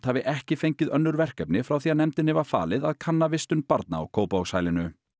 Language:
Icelandic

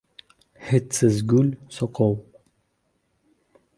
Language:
Uzbek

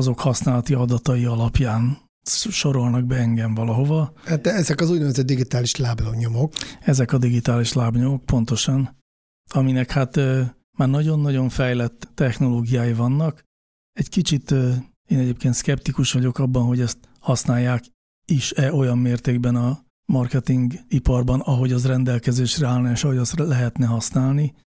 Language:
Hungarian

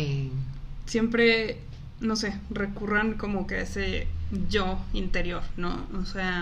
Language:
Spanish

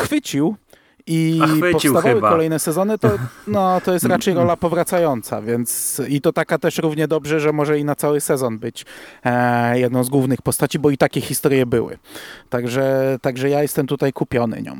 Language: Polish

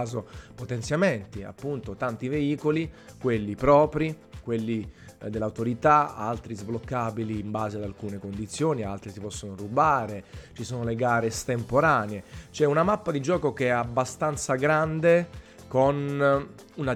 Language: Italian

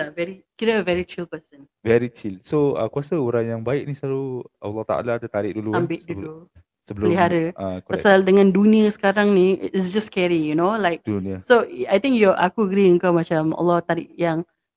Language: Malay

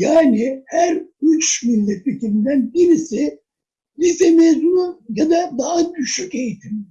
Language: Turkish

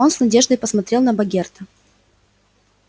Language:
Russian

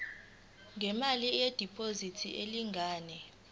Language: Zulu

